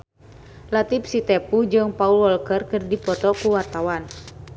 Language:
Sundanese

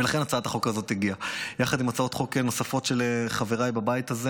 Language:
Hebrew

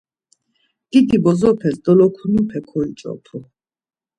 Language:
Laz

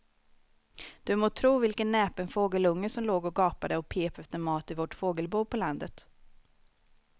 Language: Swedish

